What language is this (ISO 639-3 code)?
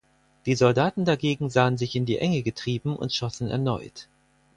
deu